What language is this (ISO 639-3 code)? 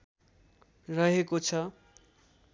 nep